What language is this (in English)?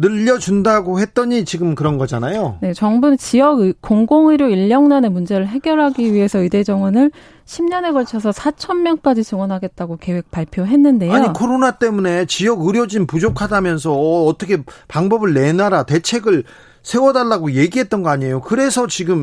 Korean